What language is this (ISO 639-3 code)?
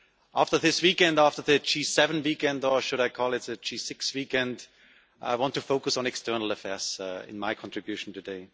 eng